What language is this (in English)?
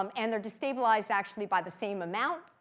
English